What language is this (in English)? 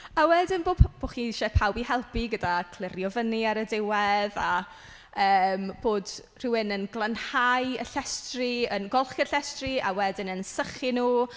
Welsh